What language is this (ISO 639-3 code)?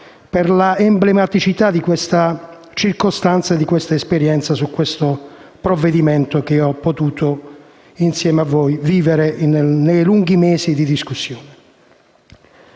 ita